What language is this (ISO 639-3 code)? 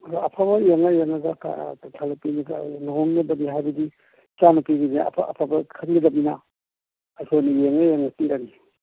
mni